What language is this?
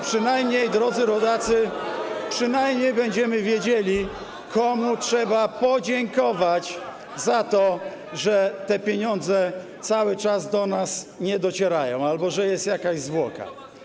Polish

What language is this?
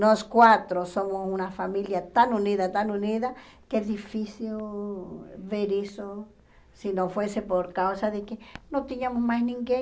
Portuguese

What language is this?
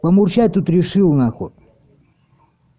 Russian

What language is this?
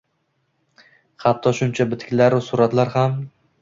Uzbek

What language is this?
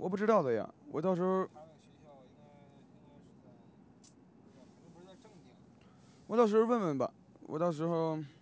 Chinese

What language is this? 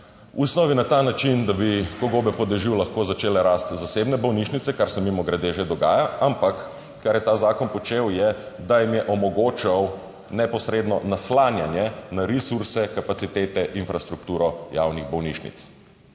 Slovenian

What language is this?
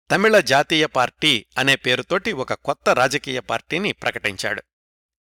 Telugu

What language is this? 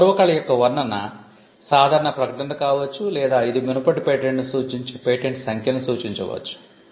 Telugu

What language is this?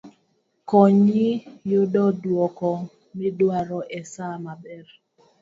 Luo (Kenya and Tanzania)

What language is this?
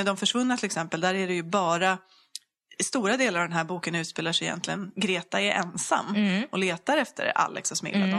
Swedish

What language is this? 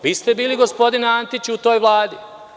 Serbian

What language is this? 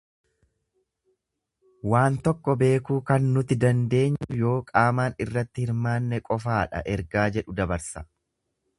Oromo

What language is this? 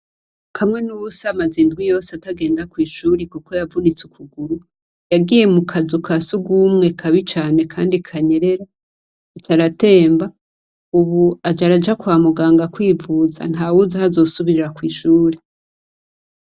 Rundi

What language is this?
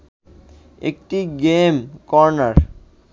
Bangla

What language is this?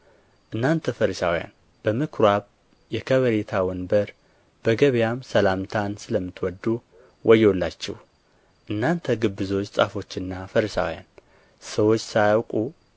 Amharic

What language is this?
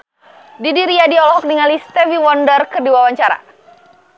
Sundanese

